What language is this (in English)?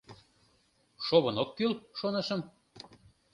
Mari